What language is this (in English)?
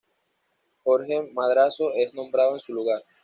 Spanish